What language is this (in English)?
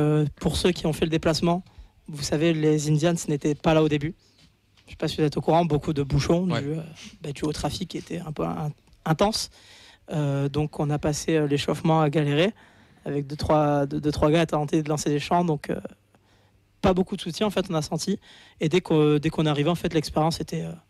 French